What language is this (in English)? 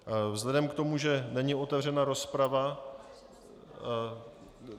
Czech